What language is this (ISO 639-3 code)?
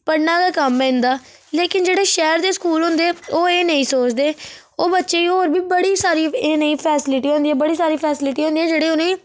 doi